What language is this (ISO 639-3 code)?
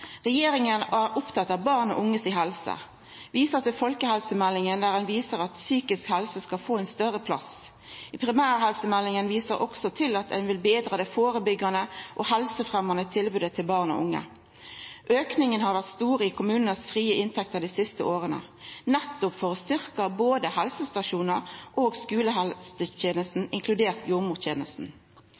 nno